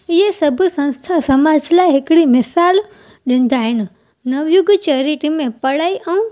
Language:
Sindhi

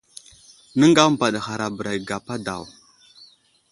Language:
Wuzlam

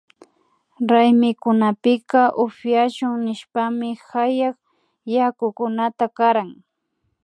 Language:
Imbabura Highland Quichua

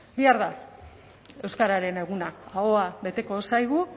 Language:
Basque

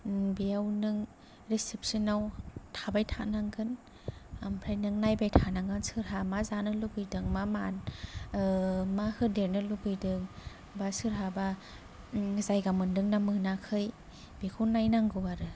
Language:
Bodo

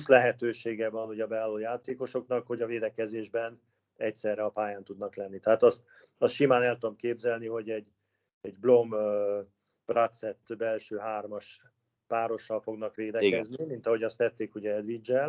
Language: Hungarian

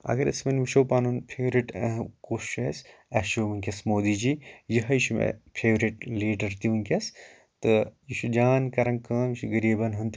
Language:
Kashmiri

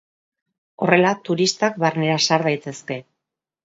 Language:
Basque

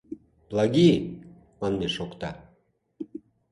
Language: Mari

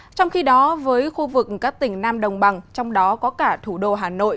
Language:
Vietnamese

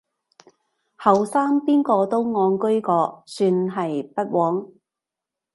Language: Cantonese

